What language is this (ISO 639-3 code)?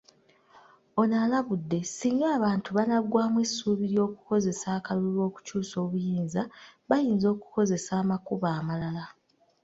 lug